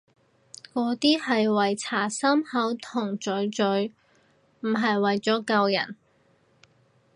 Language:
Cantonese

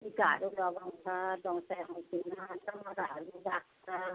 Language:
Nepali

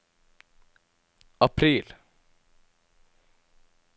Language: Norwegian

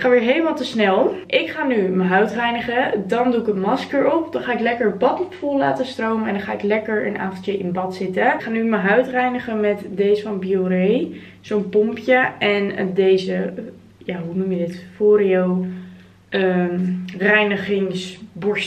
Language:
Dutch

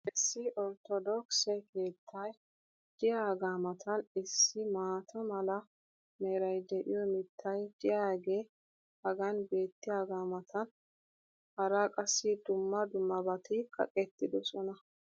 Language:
Wolaytta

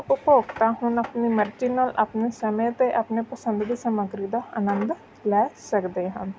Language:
Punjabi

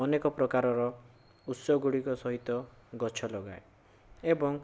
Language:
Odia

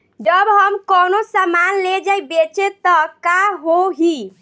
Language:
Bhojpuri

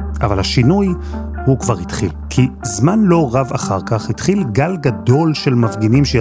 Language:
Hebrew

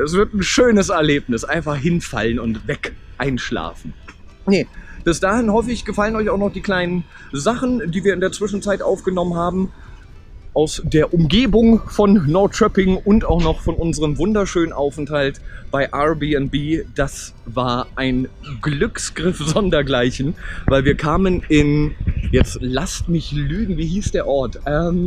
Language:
German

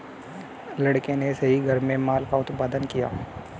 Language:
Hindi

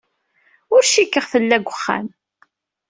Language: Kabyle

